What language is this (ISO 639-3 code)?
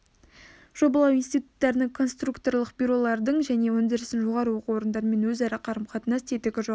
kaz